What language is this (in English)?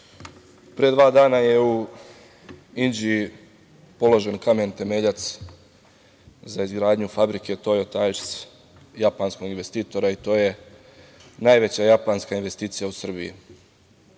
Serbian